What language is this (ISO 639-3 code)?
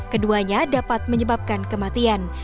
ind